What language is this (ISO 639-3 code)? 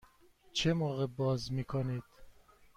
fas